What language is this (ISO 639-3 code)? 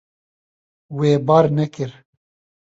kur